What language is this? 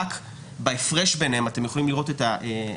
Hebrew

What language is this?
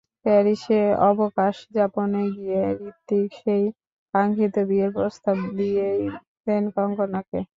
Bangla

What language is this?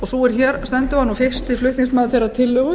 Icelandic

